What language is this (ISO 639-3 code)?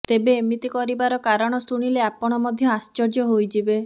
ori